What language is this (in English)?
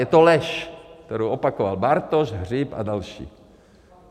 Czech